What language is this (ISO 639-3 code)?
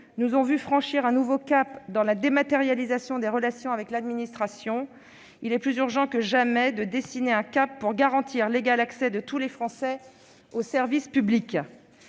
fra